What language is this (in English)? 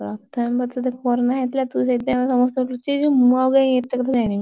Odia